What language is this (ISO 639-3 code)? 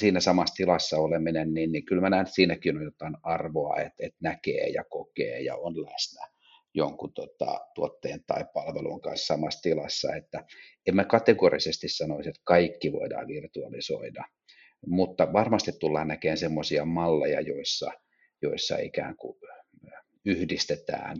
fin